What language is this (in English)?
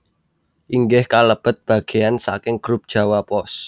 Javanese